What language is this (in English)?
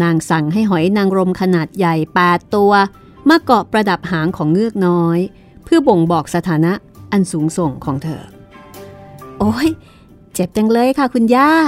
Thai